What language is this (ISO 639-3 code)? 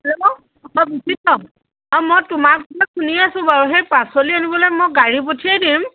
asm